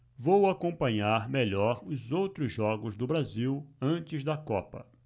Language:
Portuguese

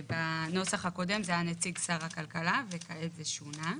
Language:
Hebrew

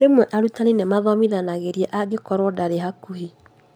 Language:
Kikuyu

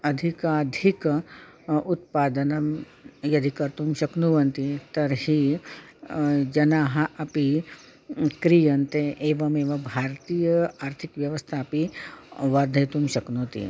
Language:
Sanskrit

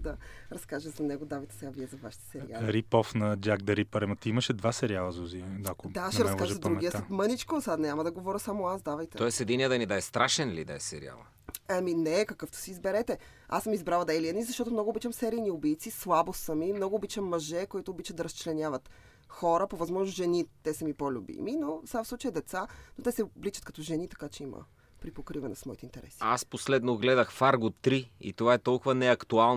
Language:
Bulgarian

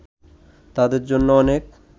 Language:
Bangla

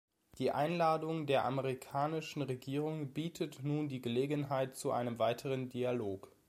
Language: German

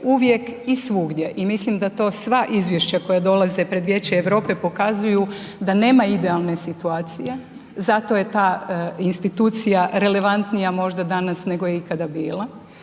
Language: Croatian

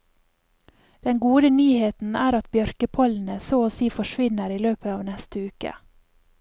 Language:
Norwegian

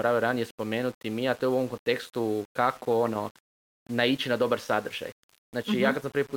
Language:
Croatian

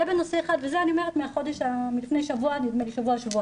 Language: Hebrew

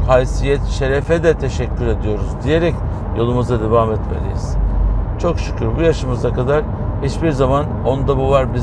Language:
Turkish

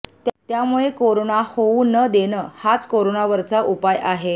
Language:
Marathi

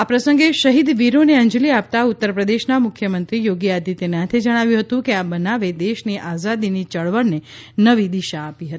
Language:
Gujarati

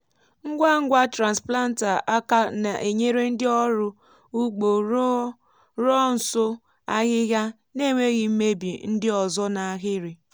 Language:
Igbo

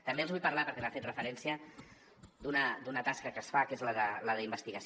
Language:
Catalan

